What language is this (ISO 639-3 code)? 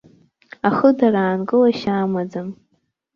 abk